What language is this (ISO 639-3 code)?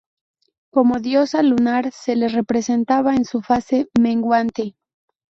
spa